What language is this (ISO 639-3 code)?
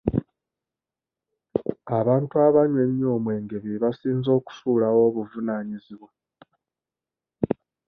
lug